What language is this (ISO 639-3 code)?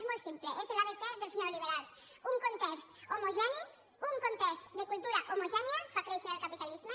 cat